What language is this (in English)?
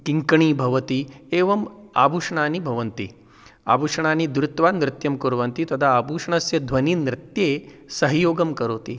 Sanskrit